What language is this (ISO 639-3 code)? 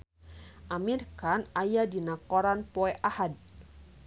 sun